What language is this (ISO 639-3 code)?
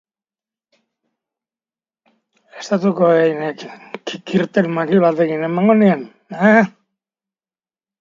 eus